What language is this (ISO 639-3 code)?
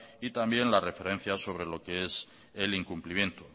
spa